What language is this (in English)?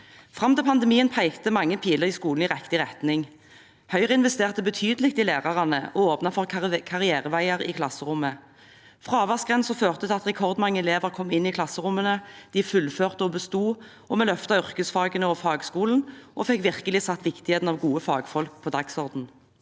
Norwegian